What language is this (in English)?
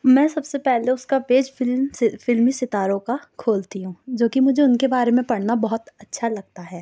Urdu